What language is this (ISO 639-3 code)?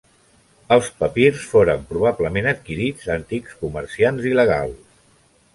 cat